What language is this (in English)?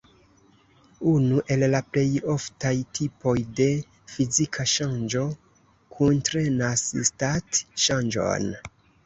Esperanto